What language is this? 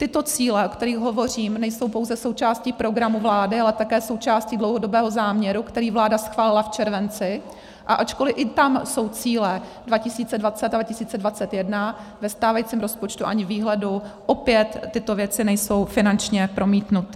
Czech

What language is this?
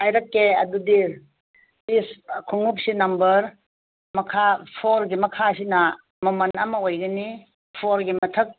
Manipuri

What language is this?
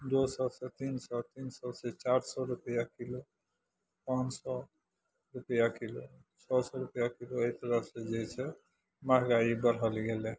Maithili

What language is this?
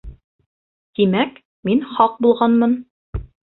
Bashkir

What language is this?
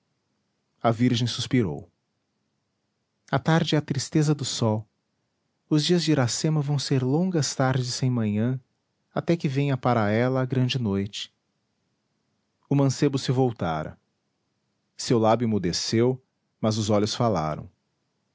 Portuguese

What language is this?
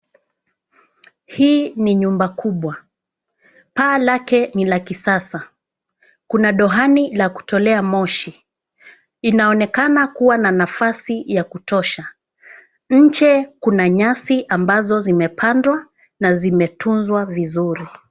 Swahili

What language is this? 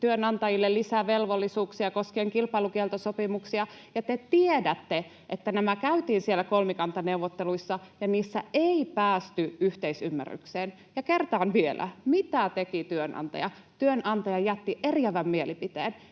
Finnish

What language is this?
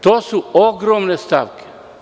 Serbian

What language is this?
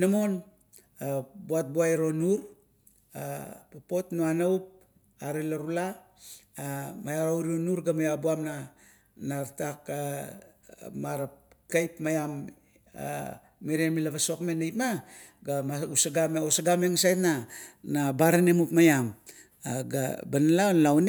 Kuot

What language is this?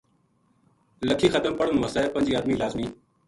Gujari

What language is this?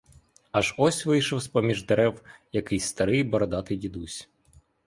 Ukrainian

